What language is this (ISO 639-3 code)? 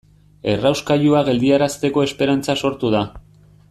eus